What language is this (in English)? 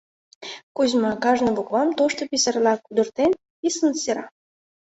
Mari